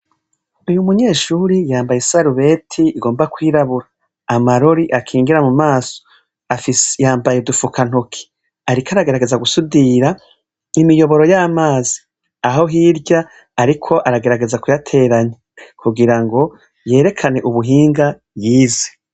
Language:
Rundi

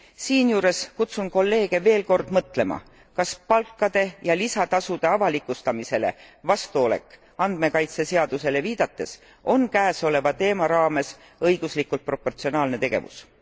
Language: Estonian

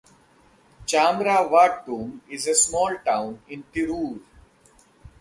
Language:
English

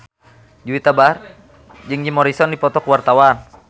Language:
Sundanese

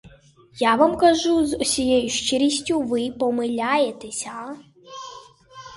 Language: Ukrainian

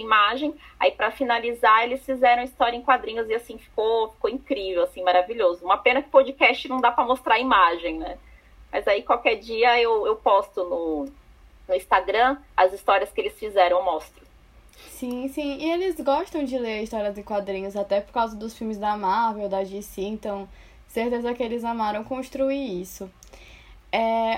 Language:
Portuguese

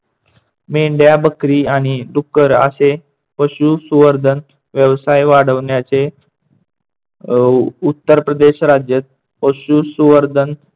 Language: Marathi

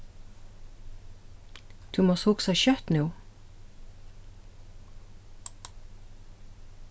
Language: Faroese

